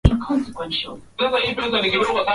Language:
Swahili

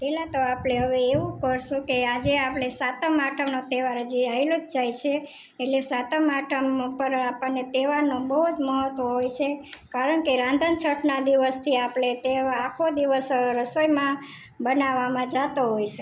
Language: Gujarati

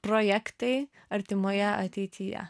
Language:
Lithuanian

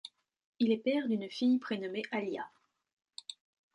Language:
French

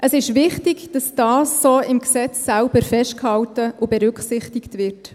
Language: Swiss German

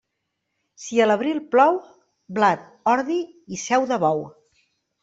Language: Catalan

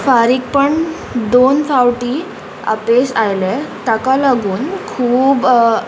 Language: Konkani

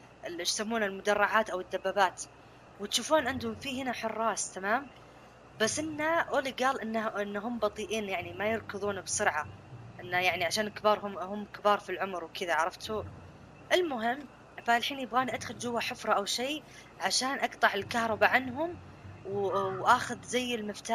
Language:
Arabic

